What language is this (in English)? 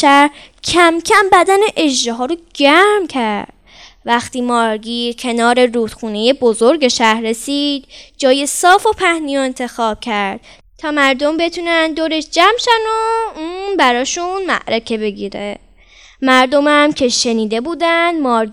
Persian